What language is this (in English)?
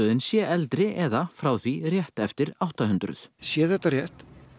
Icelandic